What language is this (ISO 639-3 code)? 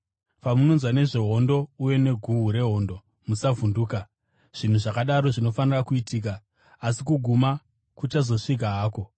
sna